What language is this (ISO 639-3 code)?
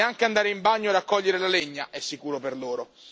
ita